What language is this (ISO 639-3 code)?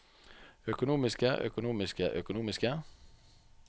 nor